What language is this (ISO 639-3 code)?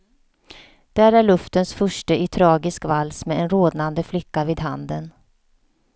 swe